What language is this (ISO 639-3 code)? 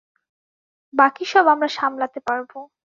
ben